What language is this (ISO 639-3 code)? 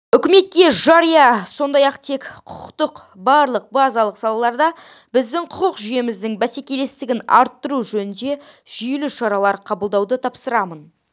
kaz